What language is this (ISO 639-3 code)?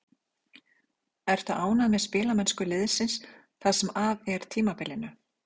isl